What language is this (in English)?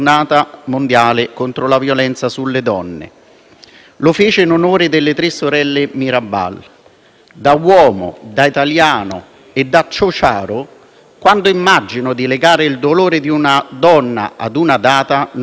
Italian